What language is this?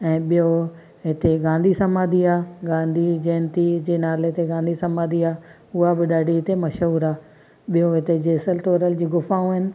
Sindhi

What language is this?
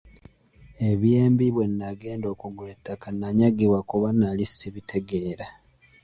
Ganda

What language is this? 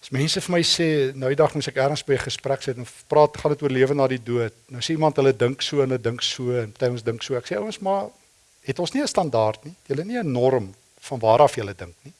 Dutch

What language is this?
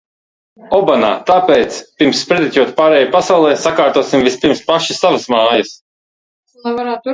Latvian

